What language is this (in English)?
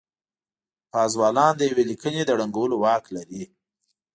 Pashto